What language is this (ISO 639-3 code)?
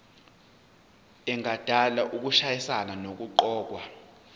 zul